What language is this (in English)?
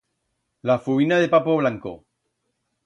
Aragonese